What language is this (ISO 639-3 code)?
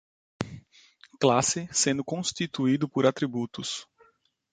por